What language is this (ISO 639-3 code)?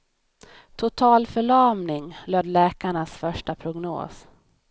swe